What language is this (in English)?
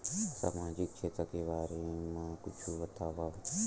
Chhattisgarhi